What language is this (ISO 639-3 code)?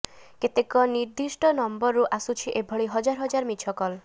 ori